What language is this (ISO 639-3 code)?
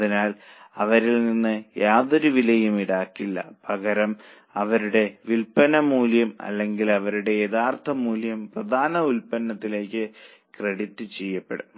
mal